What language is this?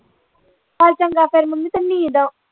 Punjabi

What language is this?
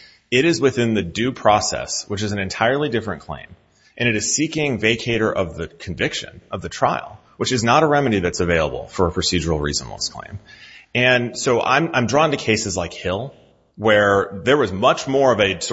English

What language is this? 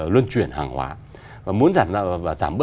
Vietnamese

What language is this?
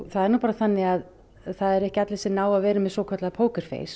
Icelandic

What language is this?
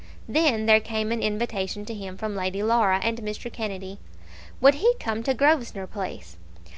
English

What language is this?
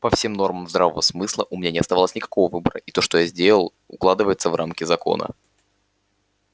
Russian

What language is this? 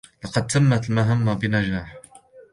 Arabic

